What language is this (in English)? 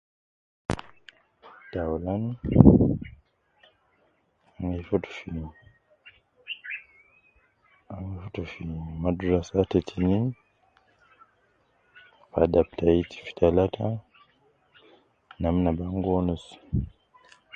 Nubi